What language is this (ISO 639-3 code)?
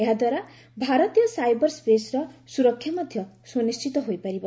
ori